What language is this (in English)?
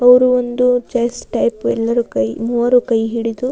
Kannada